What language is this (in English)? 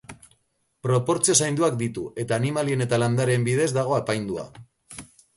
Basque